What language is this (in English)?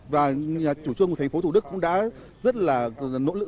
Vietnamese